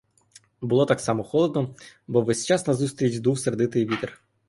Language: Ukrainian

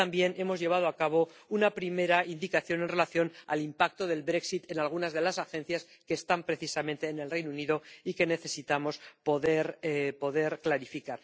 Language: Spanish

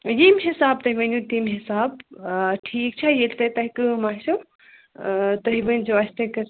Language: Kashmiri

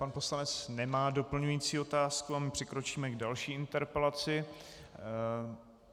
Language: Czech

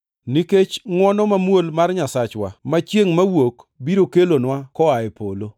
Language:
Luo (Kenya and Tanzania)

